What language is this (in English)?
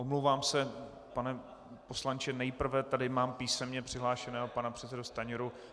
Czech